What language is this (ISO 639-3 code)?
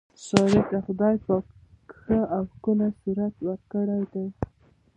pus